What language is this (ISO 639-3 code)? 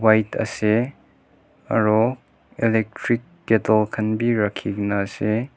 nag